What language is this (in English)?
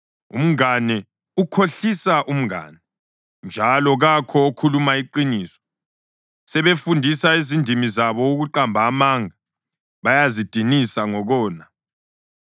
North Ndebele